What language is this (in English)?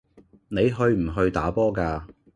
Cantonese